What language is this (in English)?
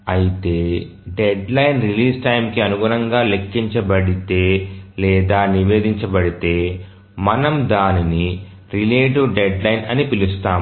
Telugu